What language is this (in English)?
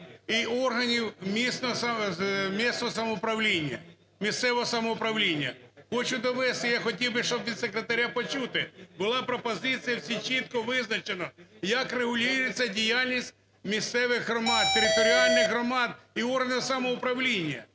Ukrainian